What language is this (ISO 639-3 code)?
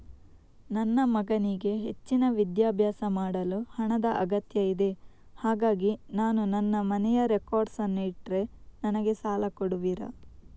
kan